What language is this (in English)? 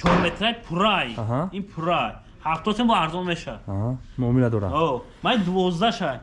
Turkish